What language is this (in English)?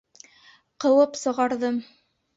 Bashkir